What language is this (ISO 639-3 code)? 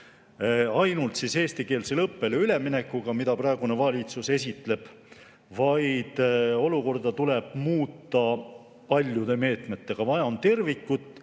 est